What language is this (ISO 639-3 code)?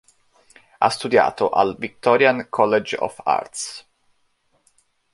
ita